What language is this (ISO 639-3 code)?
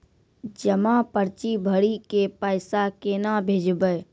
mai